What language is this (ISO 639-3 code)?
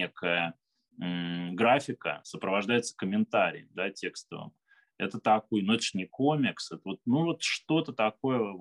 rus